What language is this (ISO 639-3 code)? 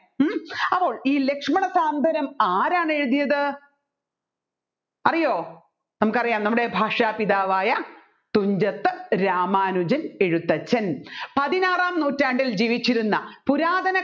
mal